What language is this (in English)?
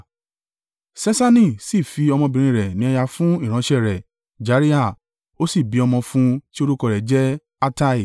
Yoruba